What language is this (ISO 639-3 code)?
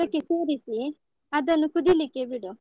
kan